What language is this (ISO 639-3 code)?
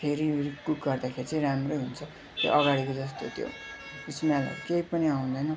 nep